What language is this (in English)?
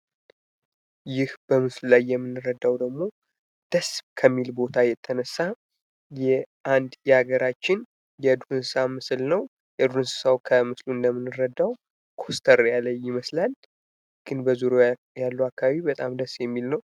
Amharic